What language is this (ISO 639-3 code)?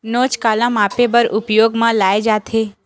hne